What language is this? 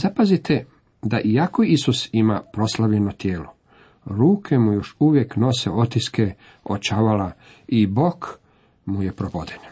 Croatian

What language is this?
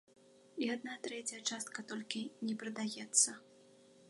Belarusian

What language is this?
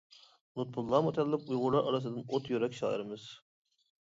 Uyghur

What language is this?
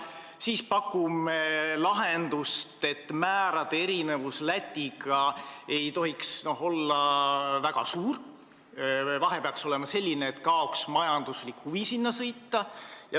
Estonian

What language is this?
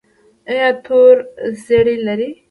Pashto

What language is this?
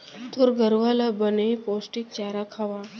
Chhattisgarhi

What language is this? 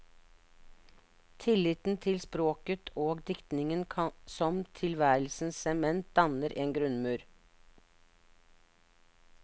Norwegian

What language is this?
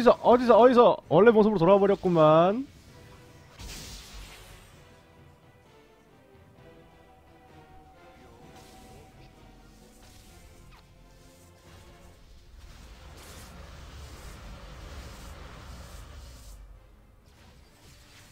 Korean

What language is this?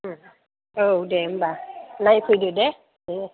Bodo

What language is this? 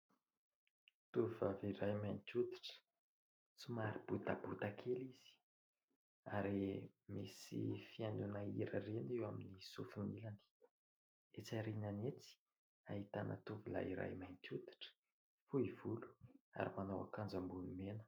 Malagasy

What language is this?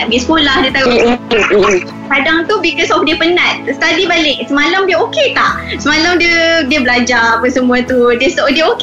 Malay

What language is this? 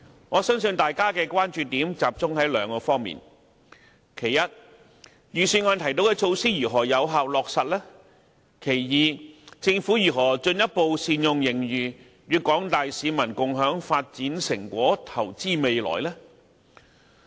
Cantonese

